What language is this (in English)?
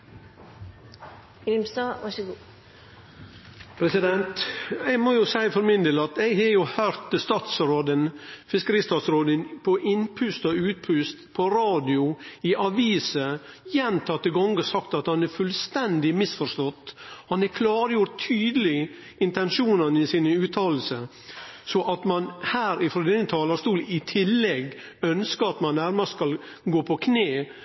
Norwegian